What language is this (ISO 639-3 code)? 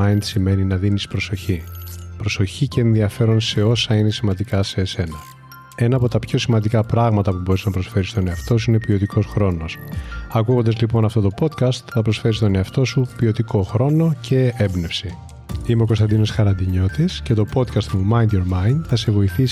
ell